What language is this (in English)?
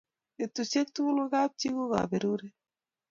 Kalenjin